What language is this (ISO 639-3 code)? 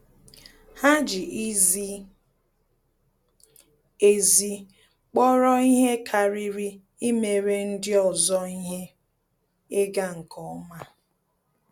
ibo